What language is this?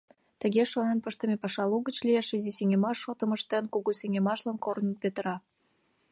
Mari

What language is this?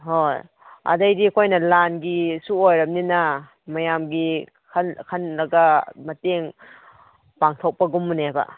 Manipuri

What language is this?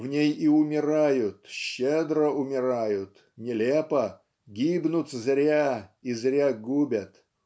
Russian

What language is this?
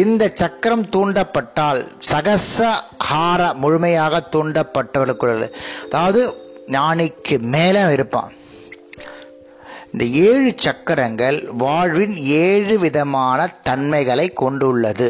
Tamil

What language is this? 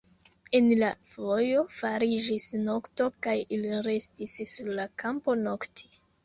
Esperanto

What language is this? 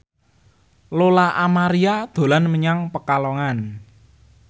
Javanese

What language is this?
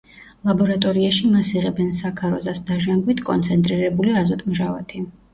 Georgian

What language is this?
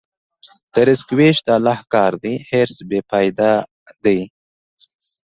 Pashto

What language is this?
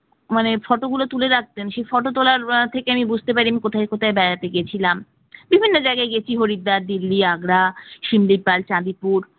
Bangla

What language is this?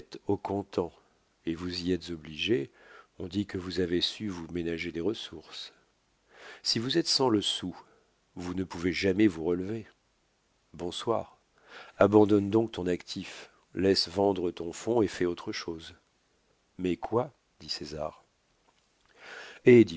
French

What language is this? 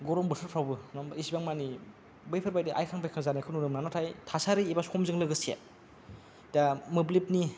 Bodo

